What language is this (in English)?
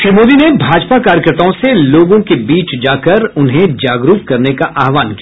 Hindi